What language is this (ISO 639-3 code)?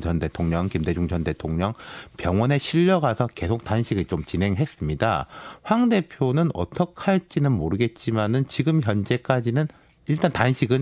kor